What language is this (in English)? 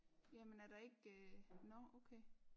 Danish